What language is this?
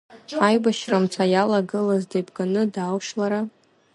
Abkhazian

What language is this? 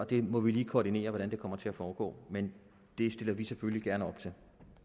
Danish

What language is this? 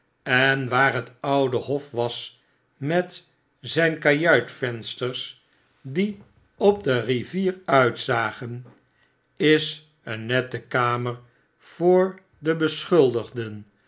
Dutch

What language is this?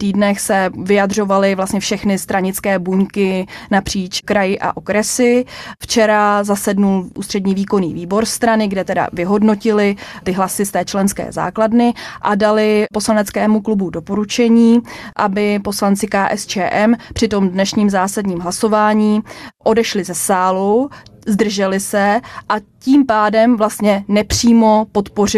Czech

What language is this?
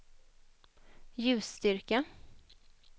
Swedish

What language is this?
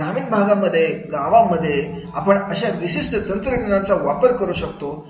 Marathi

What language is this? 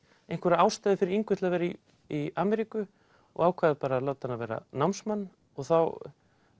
Icelandic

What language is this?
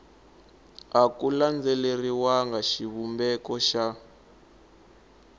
Tsonga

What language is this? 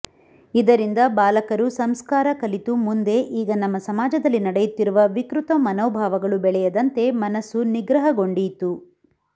Kannada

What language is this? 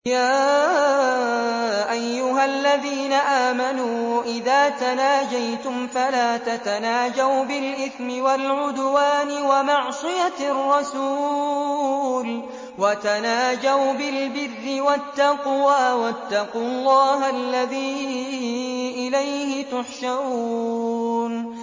Arabic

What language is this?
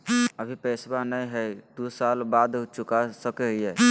Magahi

